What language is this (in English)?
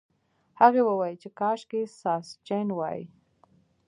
Pashto